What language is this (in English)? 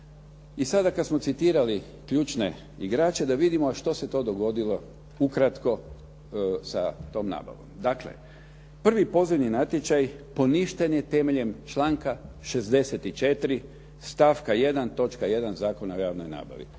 Croatian